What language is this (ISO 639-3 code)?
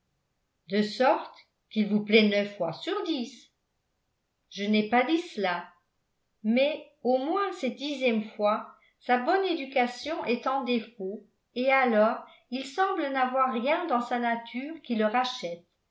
fra